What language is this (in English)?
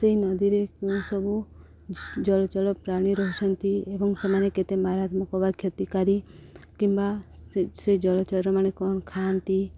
Odia